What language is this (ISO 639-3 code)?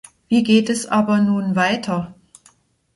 deu